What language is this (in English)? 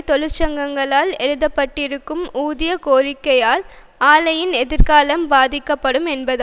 Tamil